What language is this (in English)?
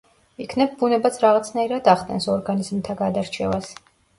Georgian